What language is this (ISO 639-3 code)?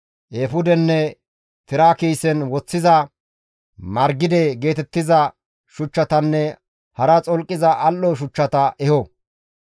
gmv